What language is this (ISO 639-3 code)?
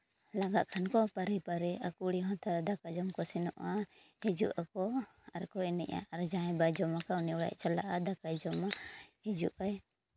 sat